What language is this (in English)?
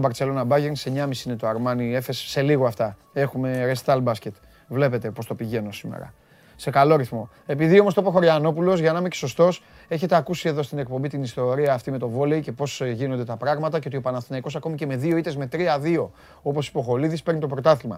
Greek